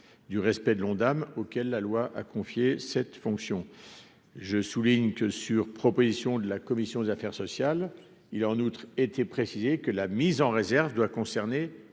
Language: French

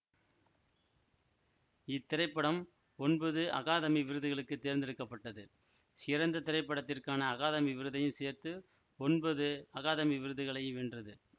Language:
Tamil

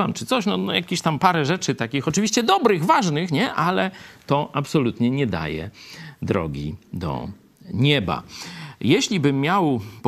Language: Polish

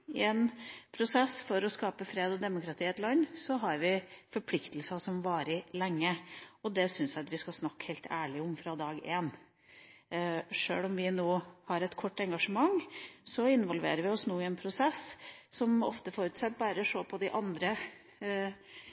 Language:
Norwegian Bokmål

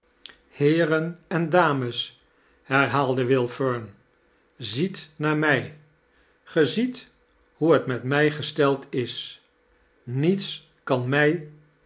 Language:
Dutch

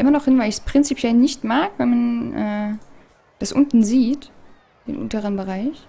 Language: German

